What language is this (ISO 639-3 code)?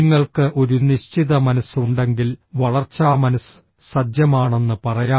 mal